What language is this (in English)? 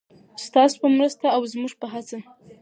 Pashto